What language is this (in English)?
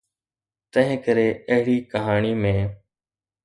Sindhi